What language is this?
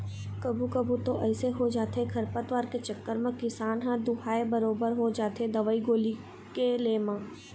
Chhattisgarhi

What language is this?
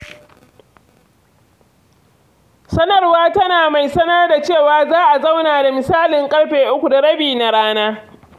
Hausa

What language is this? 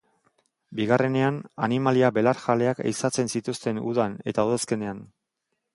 Basque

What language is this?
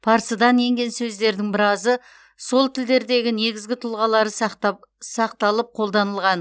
Kazakh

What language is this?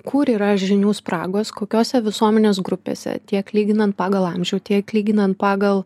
Lithuanian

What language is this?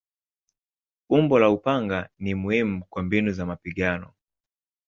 Swahili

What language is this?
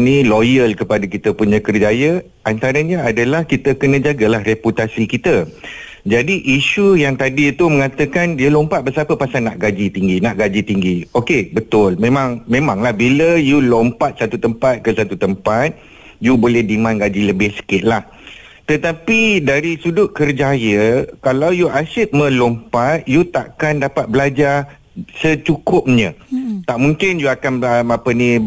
Malay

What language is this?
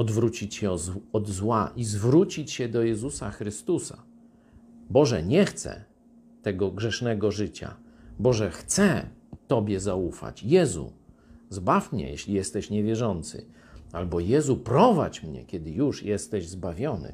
Polish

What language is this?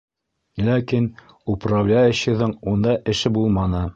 Bashkir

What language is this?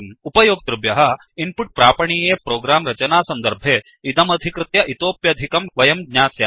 Sanskrit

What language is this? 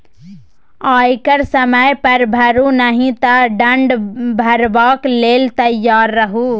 Maithili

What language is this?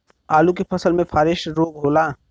Bhojpuri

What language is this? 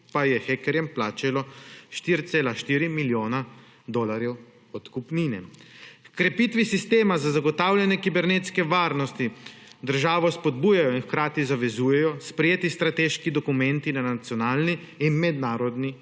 Slovenian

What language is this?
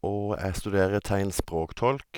Norwegian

